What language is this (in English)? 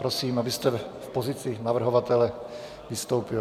Czech